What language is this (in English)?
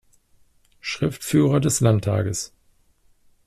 German